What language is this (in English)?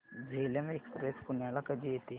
Marathi